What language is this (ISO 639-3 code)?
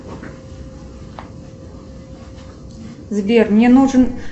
rus